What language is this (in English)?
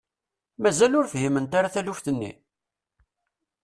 Kabyle